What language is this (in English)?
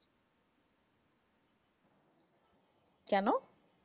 Bangla